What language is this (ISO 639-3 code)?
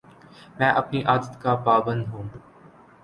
urd